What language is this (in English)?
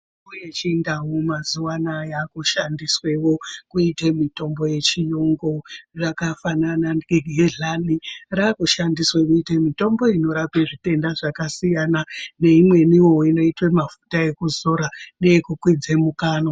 Ndau